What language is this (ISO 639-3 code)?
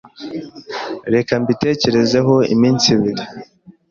kin